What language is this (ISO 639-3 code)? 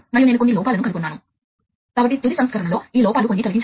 tel